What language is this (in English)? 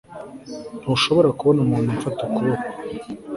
Kinyarwanda